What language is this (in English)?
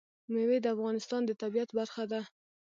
Pashto